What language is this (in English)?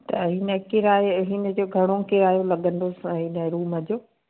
Sindhi